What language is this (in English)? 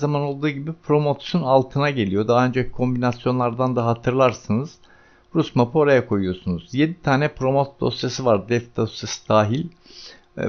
Turkish